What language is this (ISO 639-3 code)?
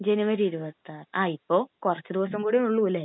mal